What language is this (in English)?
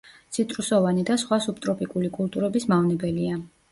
Georgian